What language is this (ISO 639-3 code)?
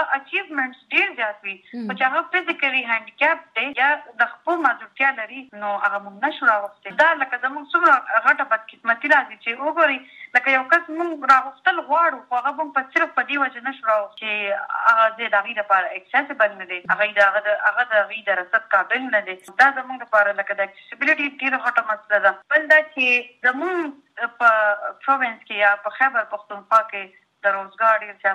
urd